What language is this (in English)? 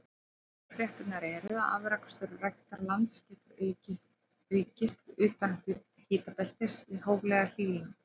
Icelandic